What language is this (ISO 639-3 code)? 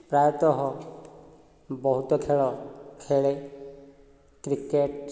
ori